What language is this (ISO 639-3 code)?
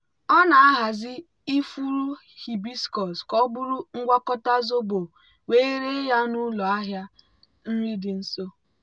ibo